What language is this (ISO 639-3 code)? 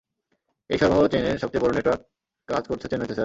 ben